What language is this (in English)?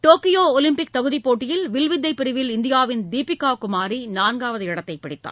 Tamil